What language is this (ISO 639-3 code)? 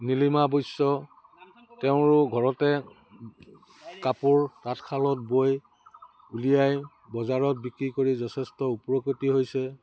asm